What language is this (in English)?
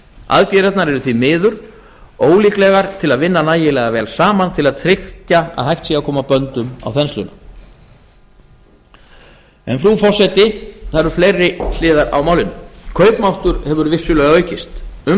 Icelandic